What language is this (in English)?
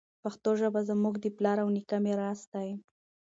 Pashto